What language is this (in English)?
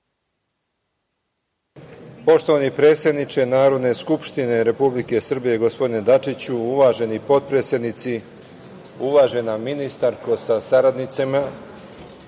Serbian